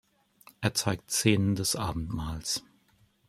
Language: German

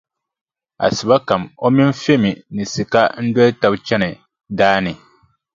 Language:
Dagbani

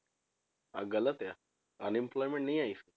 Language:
Punjabi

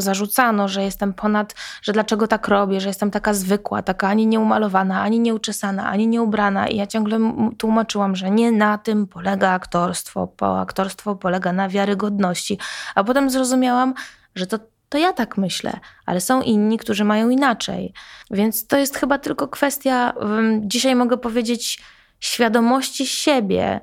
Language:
Polish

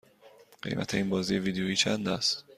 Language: Persian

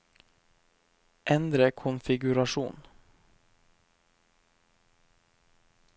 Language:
Norwegian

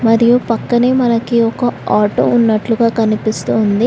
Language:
Telugu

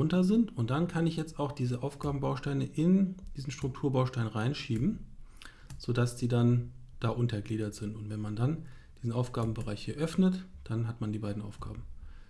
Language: German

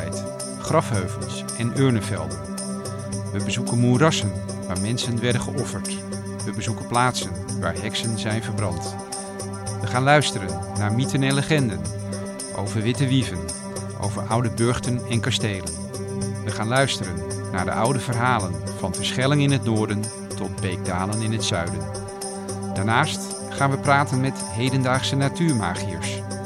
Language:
Dutch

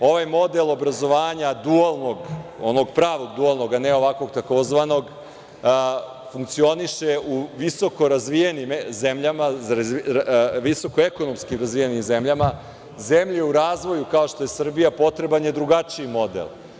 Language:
Serbian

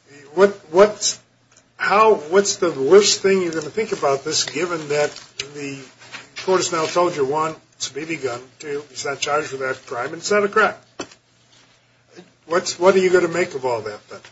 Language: English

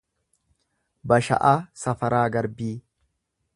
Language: Oromo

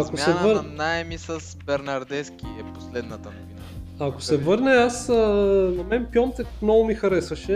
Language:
Bulgarian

